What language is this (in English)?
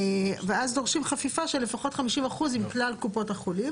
Hebrew